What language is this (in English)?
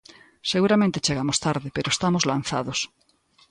Galician